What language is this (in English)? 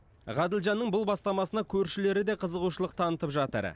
Kazakh